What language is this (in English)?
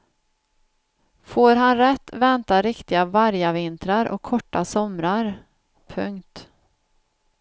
Swedish